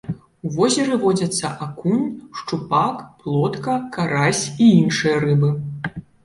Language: Belarusian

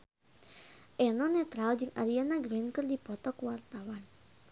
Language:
Sundanese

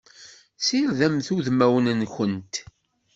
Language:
Kabyle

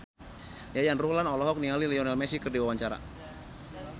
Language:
Sundanese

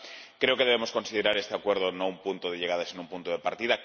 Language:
Spanish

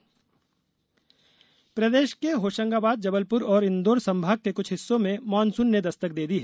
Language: Hindi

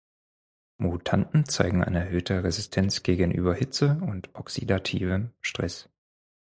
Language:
German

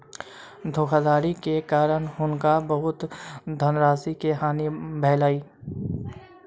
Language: Maithili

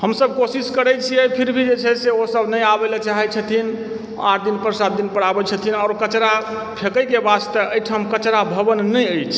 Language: Maithili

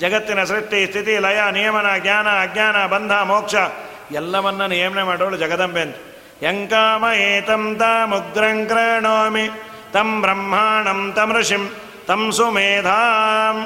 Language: Kannada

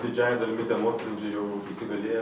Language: Lithuanian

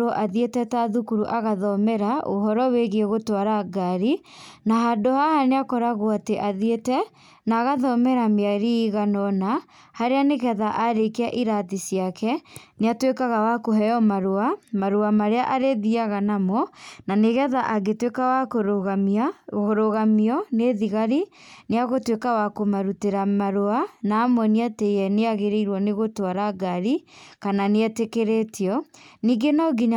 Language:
Kikuyu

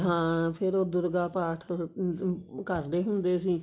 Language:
Punjabi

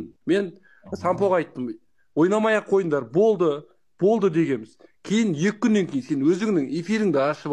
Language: Turkish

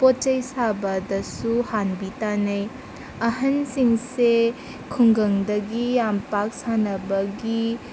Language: Manipuri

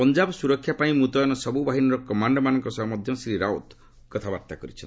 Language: Odia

